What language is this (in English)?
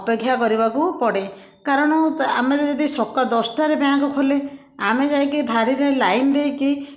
Odia